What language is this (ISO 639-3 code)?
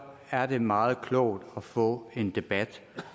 dan